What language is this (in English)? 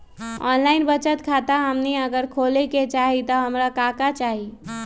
Magahi